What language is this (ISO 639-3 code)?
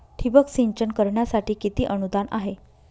mar